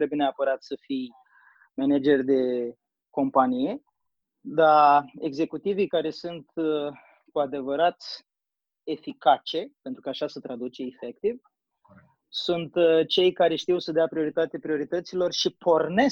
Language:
Romanian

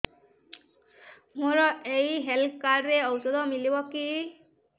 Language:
Odia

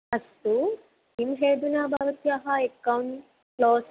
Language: Sanskrit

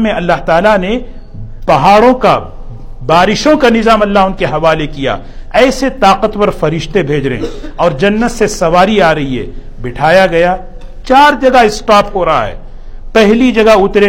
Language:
Urdu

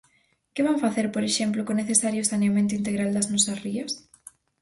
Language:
Galician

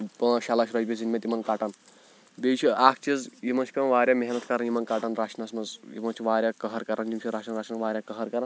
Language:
Kashmiri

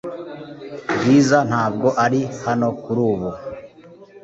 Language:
Kinyarwanda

